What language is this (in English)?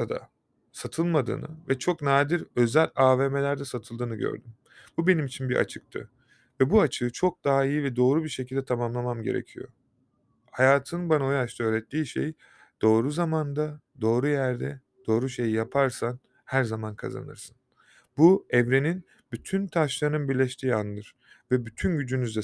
Turkish